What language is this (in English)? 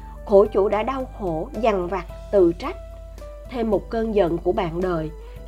Vietnamese